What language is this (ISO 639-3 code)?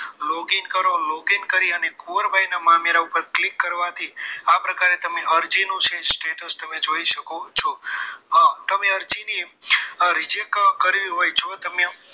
guj